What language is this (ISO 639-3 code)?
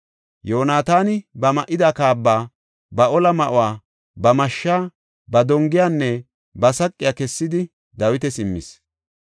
gof